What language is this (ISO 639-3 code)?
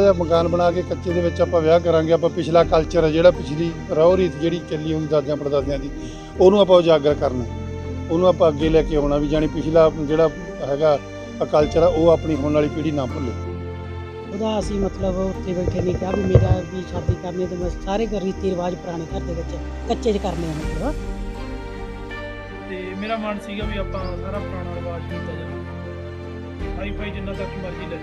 hin